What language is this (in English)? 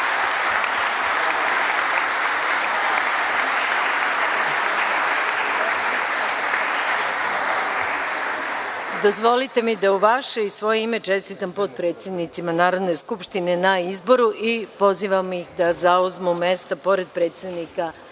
Serbian